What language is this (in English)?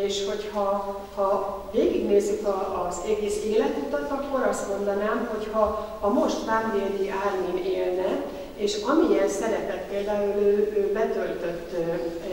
Hungarian